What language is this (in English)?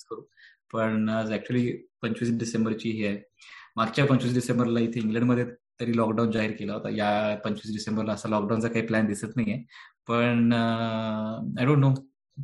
Marathi